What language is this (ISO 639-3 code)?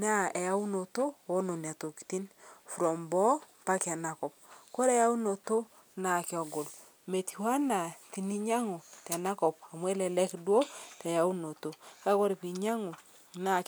mas